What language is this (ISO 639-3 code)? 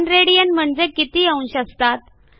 mar